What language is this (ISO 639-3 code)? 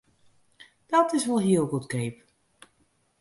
fry